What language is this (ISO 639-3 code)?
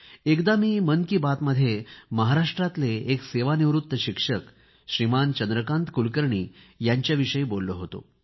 mar